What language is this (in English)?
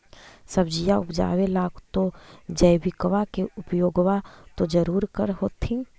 Magahi